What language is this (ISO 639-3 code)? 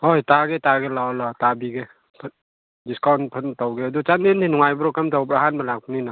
mni